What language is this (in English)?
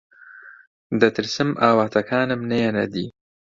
Central Kurdish